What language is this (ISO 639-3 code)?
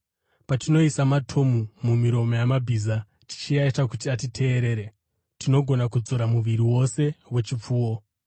sna